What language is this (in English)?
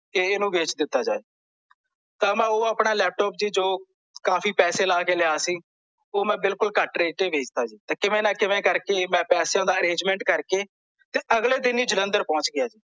Punjabi